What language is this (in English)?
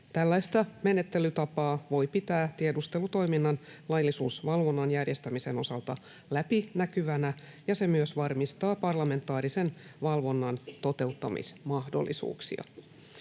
Finnish